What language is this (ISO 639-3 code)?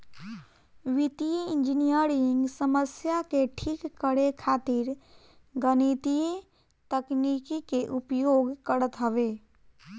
bho